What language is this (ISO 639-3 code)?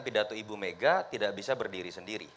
ind